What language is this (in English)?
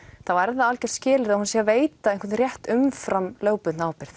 Icelandic